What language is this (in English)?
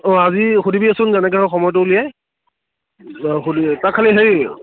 Assamese